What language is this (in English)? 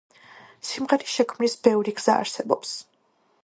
Georgian